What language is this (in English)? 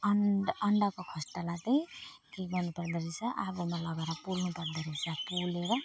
Nepali